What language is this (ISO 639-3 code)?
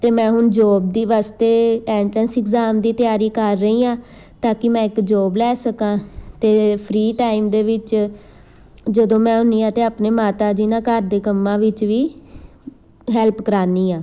pan